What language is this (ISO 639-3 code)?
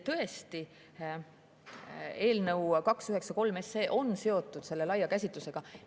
est